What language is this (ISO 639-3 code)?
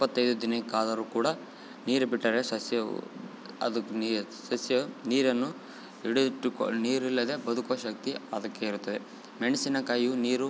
kan